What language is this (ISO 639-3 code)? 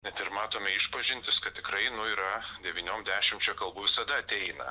lit